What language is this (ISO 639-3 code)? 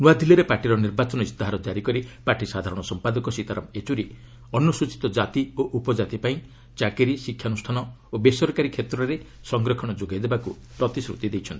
ori